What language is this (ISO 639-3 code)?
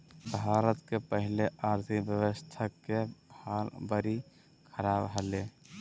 mag